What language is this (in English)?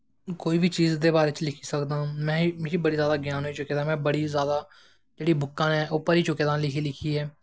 Dogri